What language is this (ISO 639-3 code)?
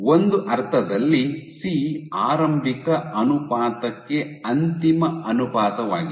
kan